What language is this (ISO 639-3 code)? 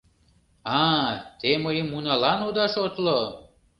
chm